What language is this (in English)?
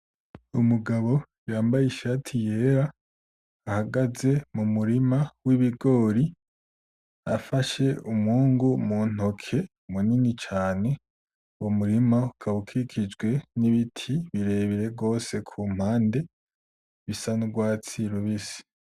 Rundi